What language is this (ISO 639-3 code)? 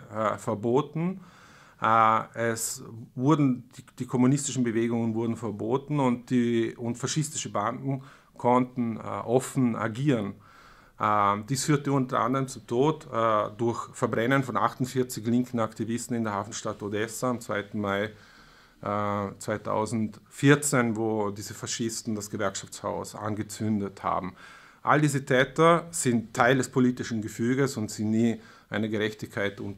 deu